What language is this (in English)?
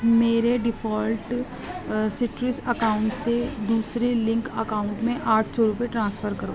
Urdu